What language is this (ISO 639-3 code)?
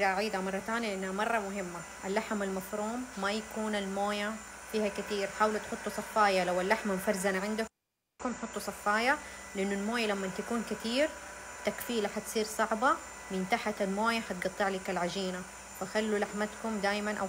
ara